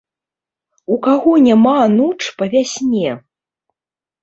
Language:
Belarusian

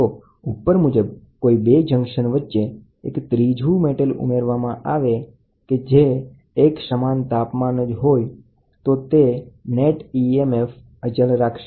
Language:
Gujarati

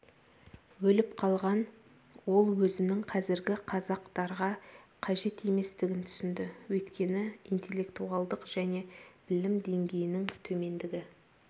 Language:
Kazakh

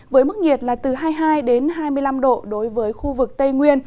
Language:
Vietnamese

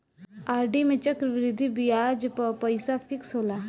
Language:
Bhojpuri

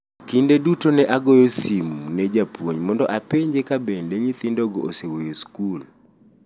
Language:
Luo (Kenya and Tanzania)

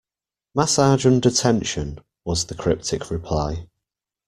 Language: English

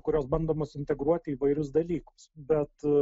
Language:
Lithuanian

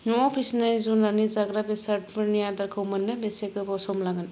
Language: Bodo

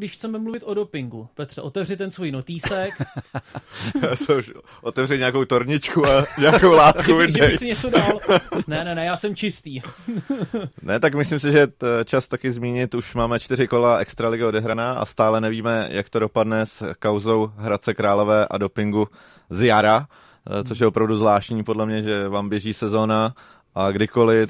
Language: Czech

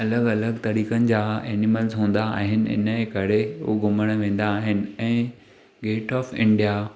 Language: Sindhi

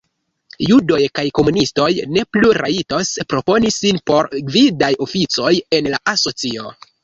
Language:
Esperanto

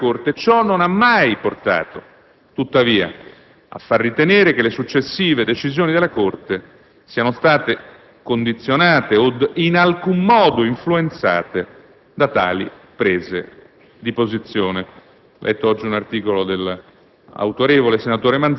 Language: Italian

